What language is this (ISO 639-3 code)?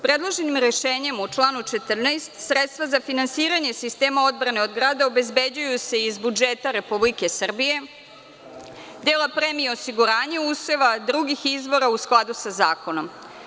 srp